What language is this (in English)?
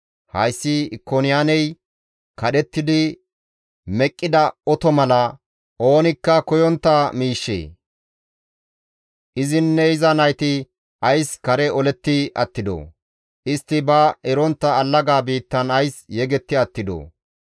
Gamo